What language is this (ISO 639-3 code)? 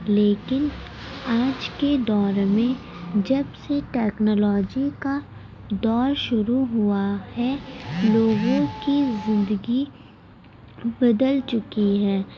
urd